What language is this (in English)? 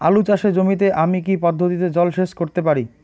Bangla